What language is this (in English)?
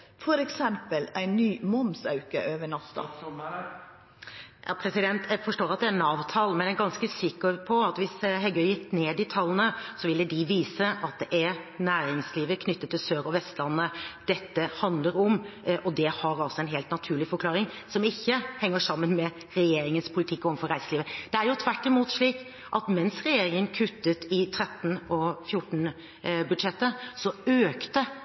Norwegian